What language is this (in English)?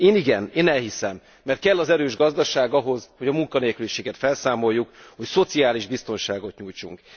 Hungarian